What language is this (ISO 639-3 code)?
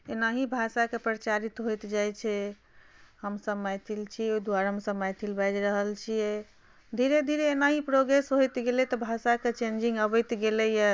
mai